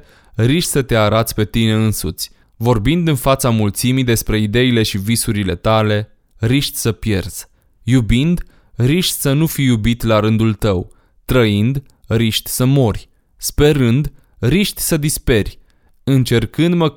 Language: Romanian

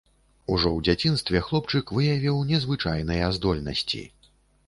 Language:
Belarusian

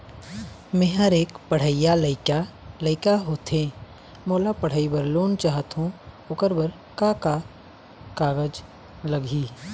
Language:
Chhattisgarhi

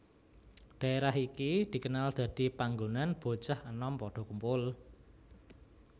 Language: Javanese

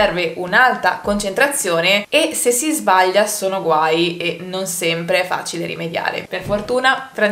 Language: Italian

